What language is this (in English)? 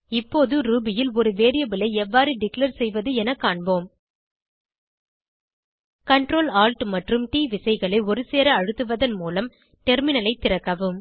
Tamil